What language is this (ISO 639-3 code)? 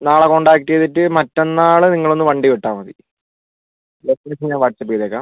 mal